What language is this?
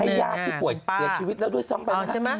Thai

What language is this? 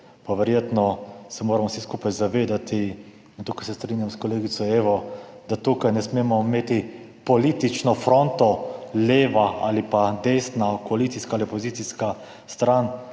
Slovenian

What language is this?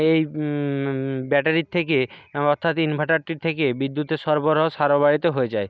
Bangla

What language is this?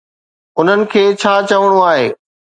Sindhi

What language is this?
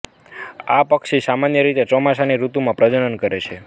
Gujarati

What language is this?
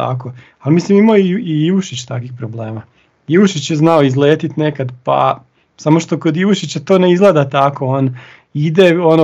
Croatian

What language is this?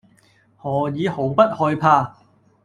Cantonese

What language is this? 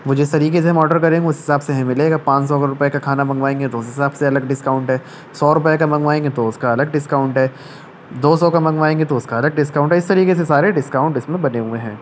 Urdu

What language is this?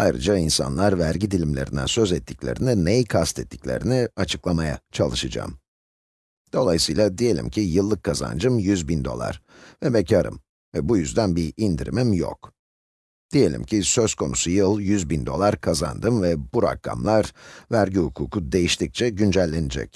Turkish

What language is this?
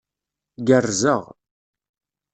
Kabyle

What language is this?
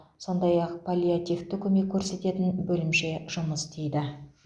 Kazakh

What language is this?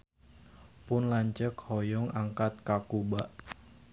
Sundanese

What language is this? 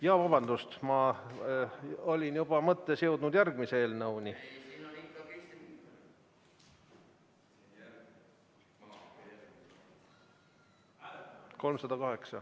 Estonian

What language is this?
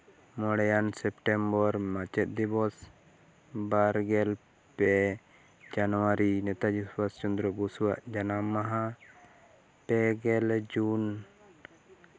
Santali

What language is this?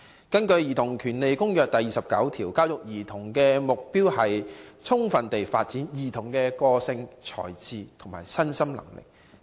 Cantonese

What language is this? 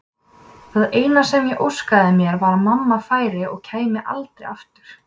Icelandic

